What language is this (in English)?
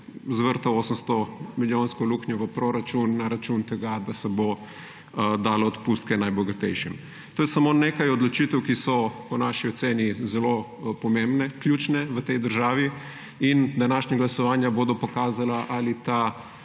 Slovenian